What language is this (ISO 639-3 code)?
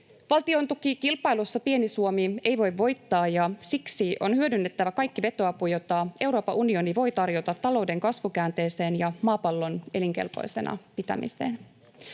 fin